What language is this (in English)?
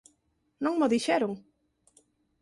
Galician